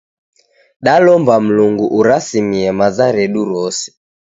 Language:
Taita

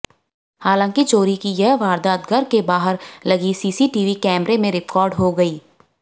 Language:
Hindi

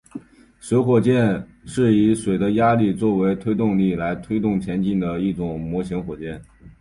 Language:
Chinese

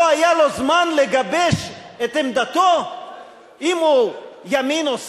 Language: Hebrew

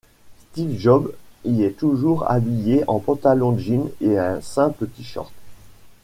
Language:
French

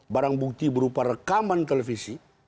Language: Indonesian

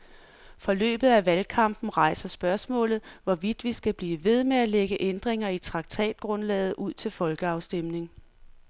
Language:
Danish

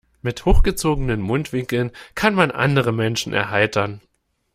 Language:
German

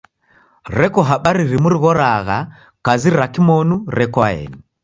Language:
Taita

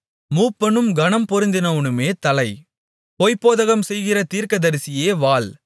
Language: Tamil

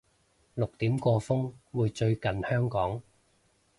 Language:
Cantonese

